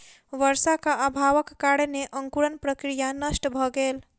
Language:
Maithili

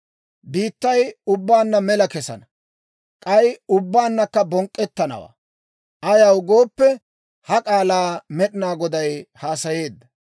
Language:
Dawro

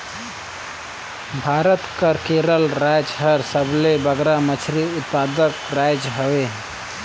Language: Chhattisgarhi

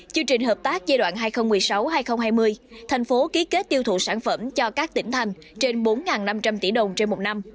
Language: Vietnamese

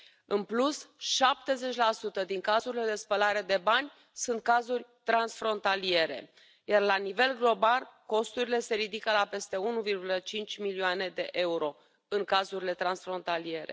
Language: Romanian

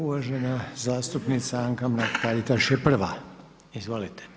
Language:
Croatian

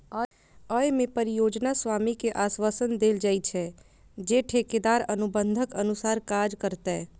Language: Maithili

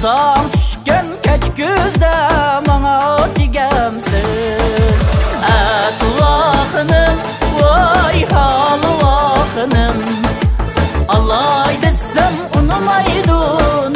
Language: Arabic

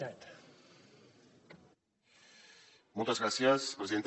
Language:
Catalan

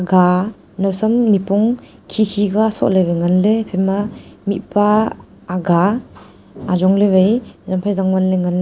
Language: Wancho Naga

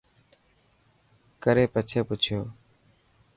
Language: Dhatki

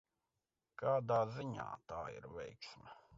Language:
Latvian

